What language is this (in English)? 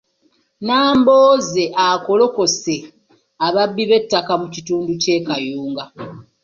Ganda